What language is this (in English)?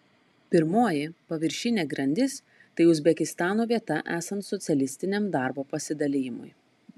Lithuanian